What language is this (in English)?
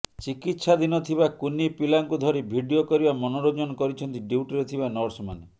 Odia